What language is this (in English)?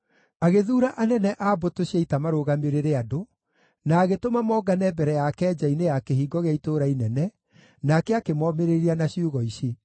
Kikuyu